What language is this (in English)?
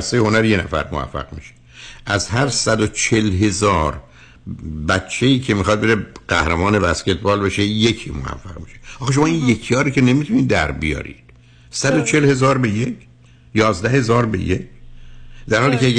Persian